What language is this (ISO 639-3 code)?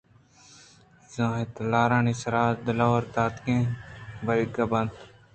bgp